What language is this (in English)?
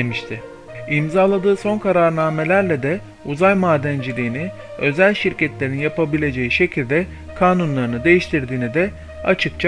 Turkish